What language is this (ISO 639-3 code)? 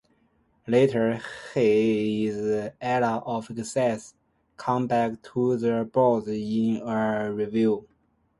eng